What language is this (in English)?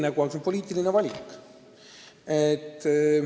Estonian